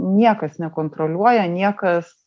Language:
Lithuanian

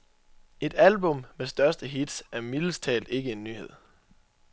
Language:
Danish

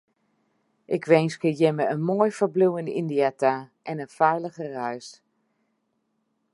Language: Western Frisian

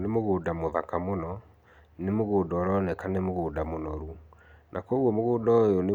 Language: Kikuyu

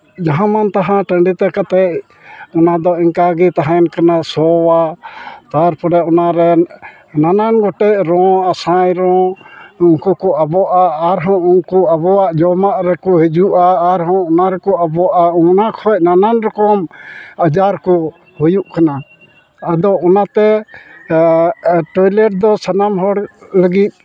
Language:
Santali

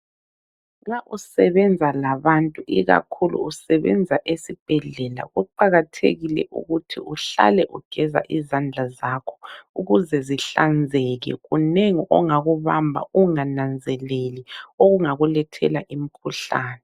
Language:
North Ndebele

